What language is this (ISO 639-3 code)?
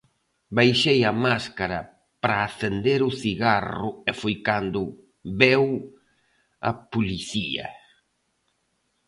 glg